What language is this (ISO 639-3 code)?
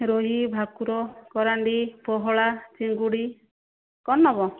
ori